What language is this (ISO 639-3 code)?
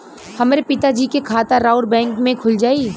bho